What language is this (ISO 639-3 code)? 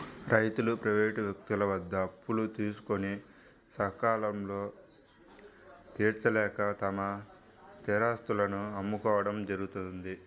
tel